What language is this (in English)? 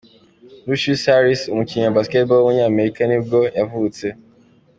Kinyarwanda